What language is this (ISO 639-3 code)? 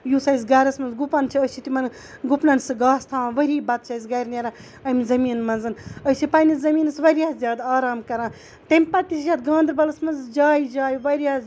kas